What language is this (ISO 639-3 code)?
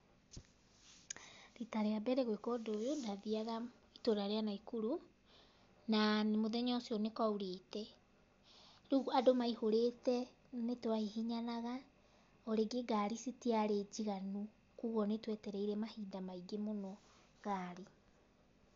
kik